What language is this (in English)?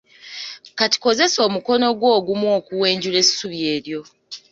Ganda